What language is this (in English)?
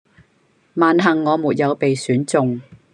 Cantonese